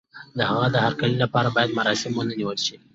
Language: Pashto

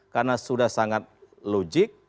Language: Indonesian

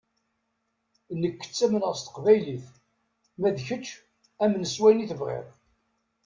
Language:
Kabyle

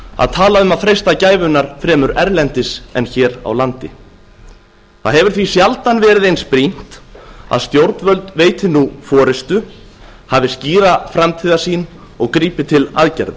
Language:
Icelandic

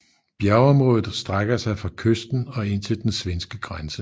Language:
Danish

